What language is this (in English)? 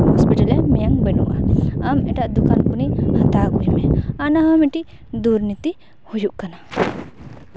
Santali